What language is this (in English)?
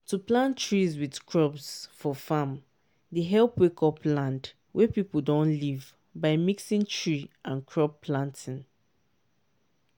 Nigerian Pidgin